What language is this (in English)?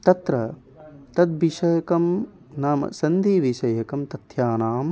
Sanskrit